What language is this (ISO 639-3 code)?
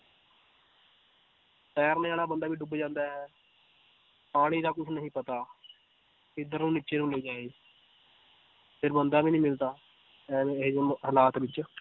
pan